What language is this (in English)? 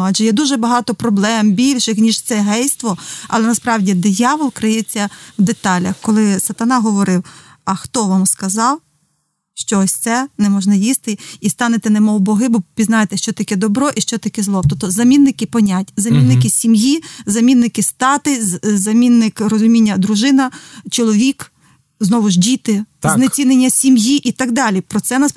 Ukrainian